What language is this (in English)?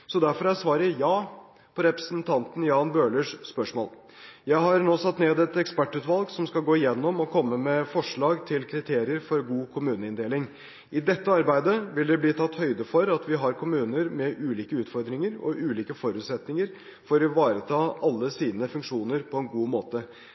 Norwegian Bokmål